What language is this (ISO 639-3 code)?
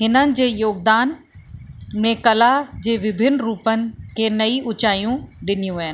snd